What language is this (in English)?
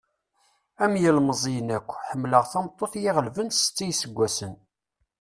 Kabyle